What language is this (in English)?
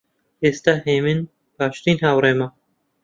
Central Kurdish